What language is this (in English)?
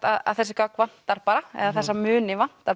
Icelandic